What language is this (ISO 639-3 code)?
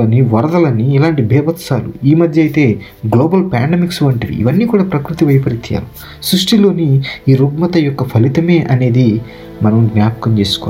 tel